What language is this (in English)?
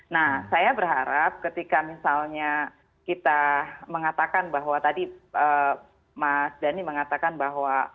Indonesian